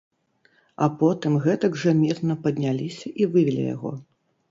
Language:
Belarusian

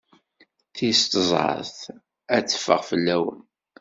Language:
Kabyle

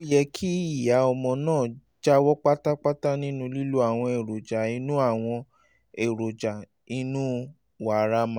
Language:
Yoruba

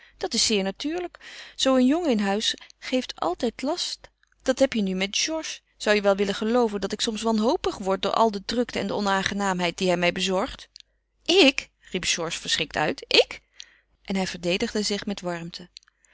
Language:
Dutch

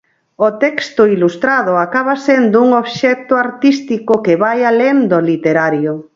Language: Galician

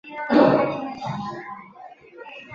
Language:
Chinese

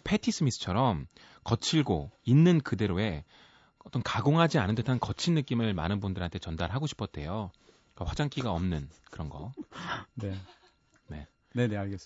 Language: Korean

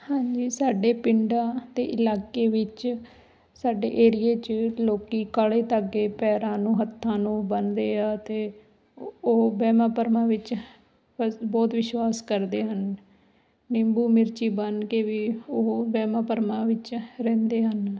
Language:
Punjabi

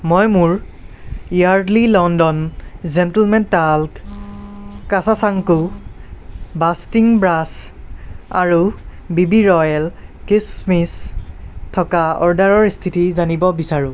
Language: Assamese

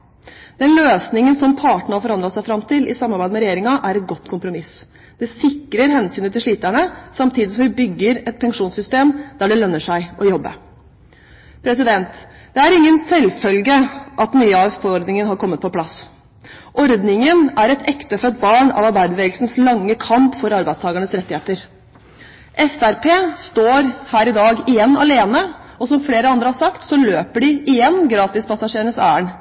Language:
Norwegian Bokmål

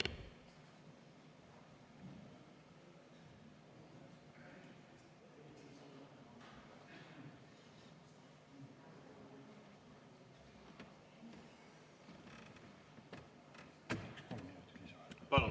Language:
Estonian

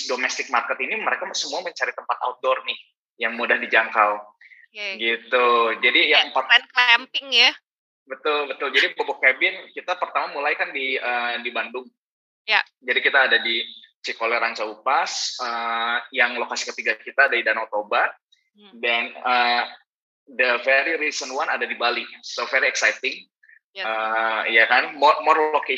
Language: Indonesian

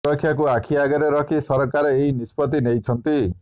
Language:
Odia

